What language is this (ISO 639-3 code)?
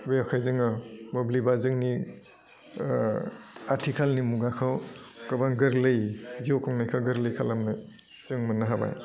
brx